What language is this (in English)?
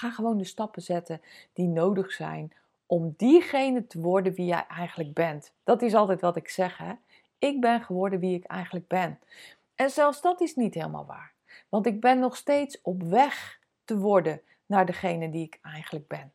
Dutch